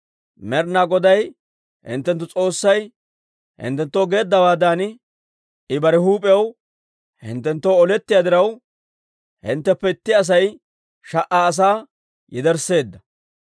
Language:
Dawro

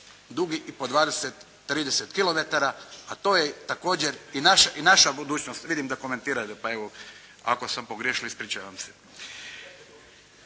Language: Croatian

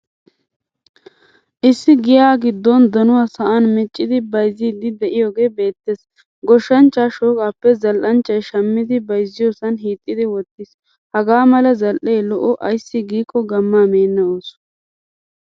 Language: Wolaytta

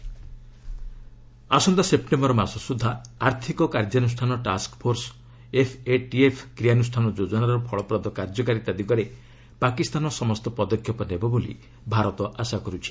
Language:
Odia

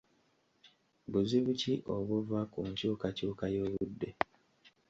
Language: Ganda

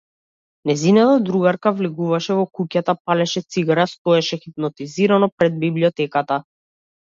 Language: Macedonian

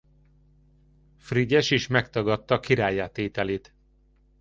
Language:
Hungarian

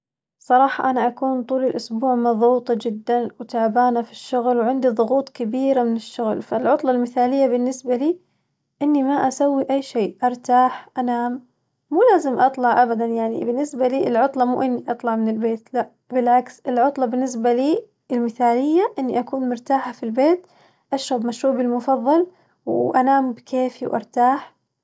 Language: Najdi Arabic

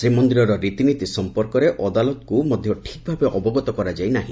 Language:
Odia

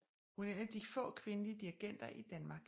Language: Danish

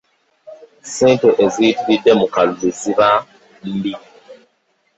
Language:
Ganda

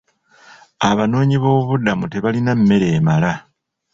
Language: Ganda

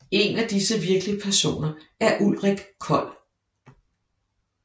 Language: Danish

